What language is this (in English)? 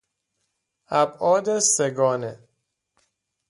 Persian